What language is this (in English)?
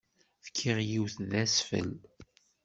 Kabyle